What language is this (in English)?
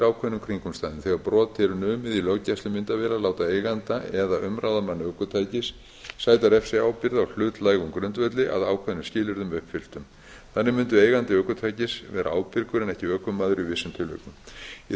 Icelandic